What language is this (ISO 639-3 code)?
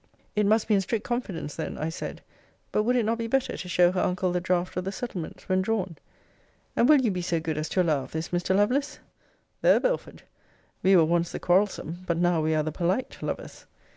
eng